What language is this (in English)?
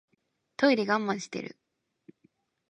Japanese